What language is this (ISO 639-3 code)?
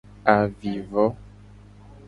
gej